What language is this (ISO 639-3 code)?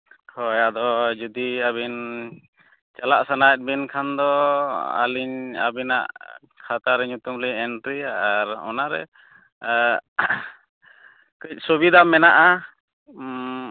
sat